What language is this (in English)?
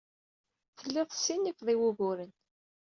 Kabyle